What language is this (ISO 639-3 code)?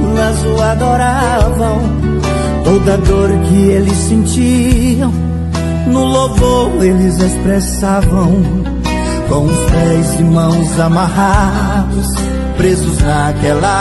por